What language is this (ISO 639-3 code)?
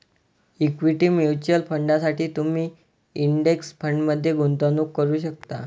mar